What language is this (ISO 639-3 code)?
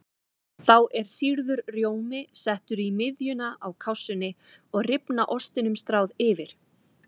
isl